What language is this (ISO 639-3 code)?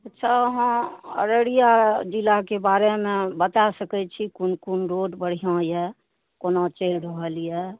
mai